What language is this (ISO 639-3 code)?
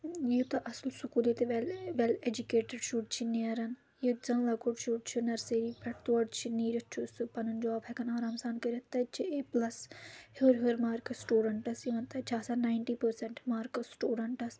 kas